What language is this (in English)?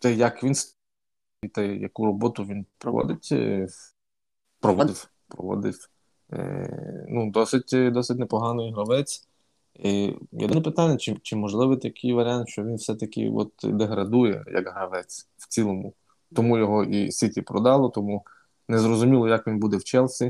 Ukrainian